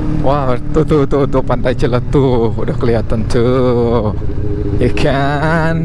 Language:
Indonesian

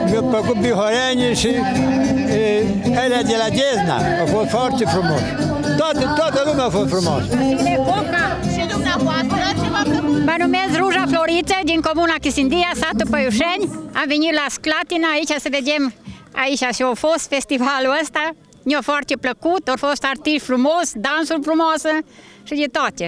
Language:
Romanian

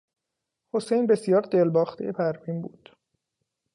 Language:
Persian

